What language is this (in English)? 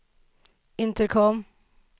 Swedish